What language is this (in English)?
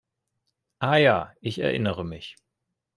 German